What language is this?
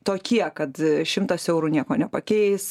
Lithuanian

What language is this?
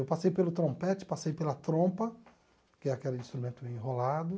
Portuguese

